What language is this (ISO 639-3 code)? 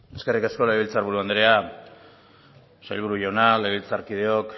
eus